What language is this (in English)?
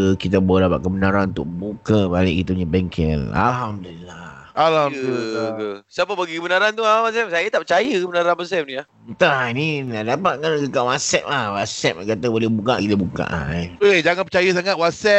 Malay